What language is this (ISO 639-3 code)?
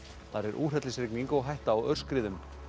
isl